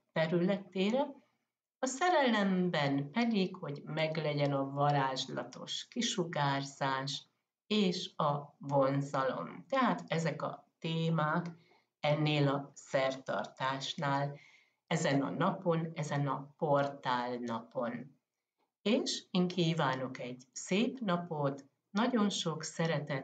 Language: Hungarian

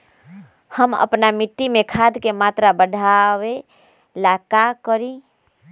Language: Magahi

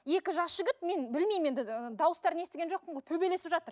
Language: Kazakh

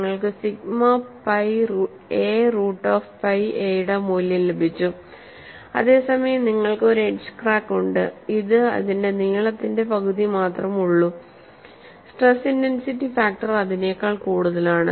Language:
Malayalam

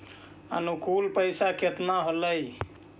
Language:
Magahi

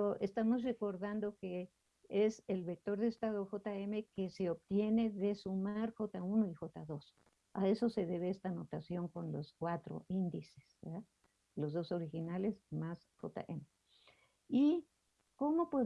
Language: Spanish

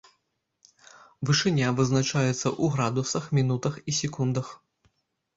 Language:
Belarusian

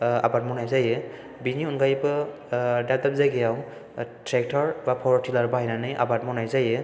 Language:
Bodo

